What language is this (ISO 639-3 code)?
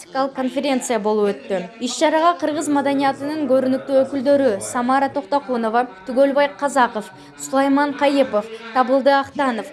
tur